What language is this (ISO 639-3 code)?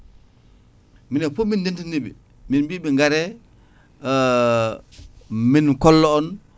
ful